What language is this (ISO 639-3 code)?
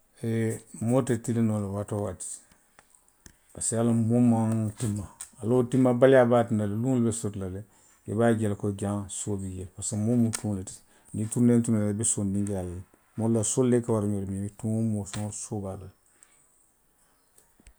mlq